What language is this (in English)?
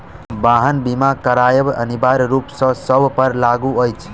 Maithili